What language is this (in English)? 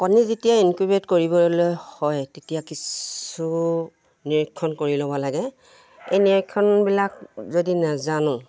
Assamese